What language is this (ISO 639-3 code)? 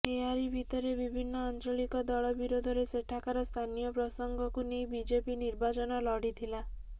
ori